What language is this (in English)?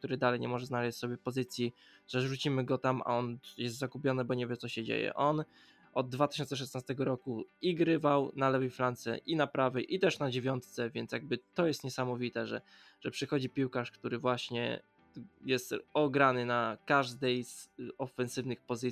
Polish